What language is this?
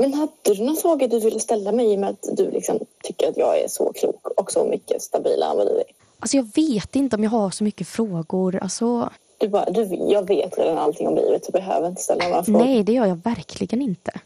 Swedish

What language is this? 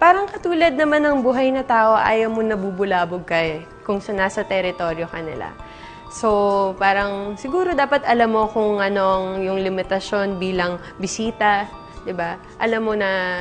Filipino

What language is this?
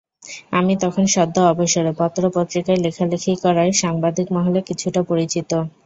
Bangla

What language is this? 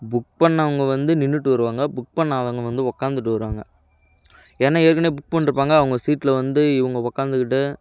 Tamil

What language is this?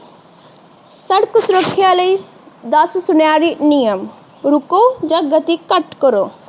Punjabi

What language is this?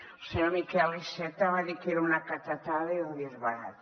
Catalan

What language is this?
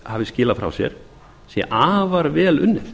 Icelandic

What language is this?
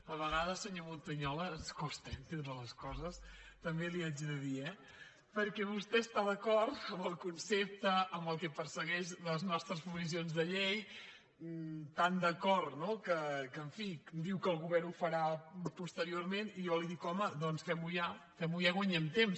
Catalan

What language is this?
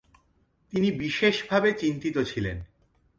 Bangla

